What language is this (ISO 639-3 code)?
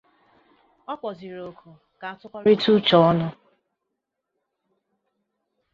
ibo